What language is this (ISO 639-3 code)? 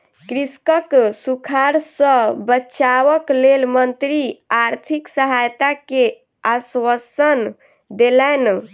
mai